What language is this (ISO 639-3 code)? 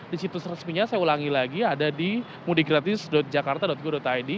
ind